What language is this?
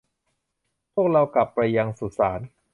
Thai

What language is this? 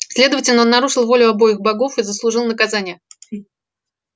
Russian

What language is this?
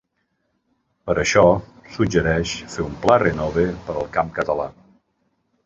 Catalan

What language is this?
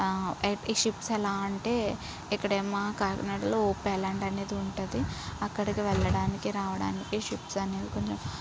Telugu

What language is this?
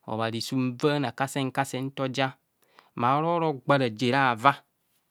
Kohumono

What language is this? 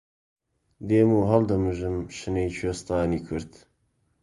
Central Kurdish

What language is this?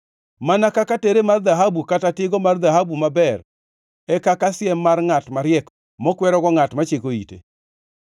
Luo (Kenya and Tanzania)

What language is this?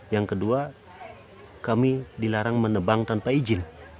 Indonesian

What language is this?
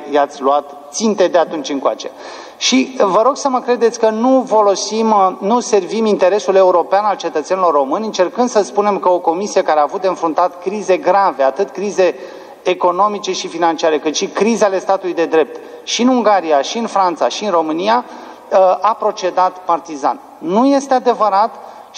Romanian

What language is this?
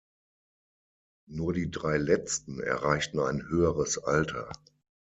German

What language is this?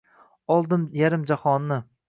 Uzbek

